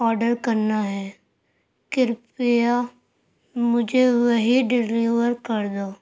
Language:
Urdu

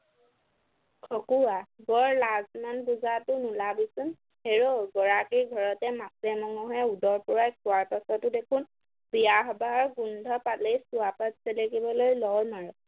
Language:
Assamese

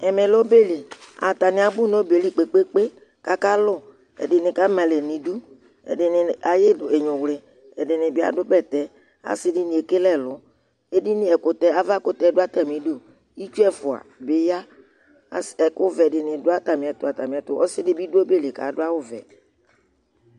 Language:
Ikposo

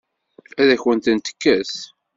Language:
Kabyle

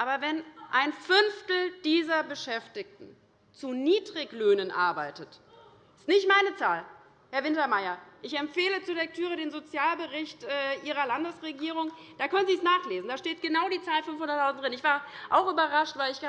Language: German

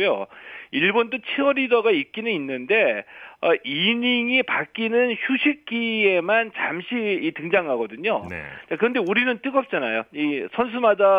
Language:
Korean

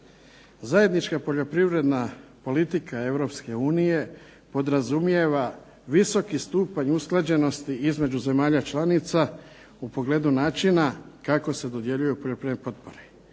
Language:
Croatian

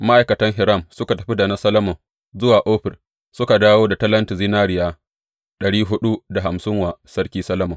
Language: Hausa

